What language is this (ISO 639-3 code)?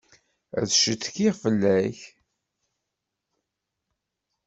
kab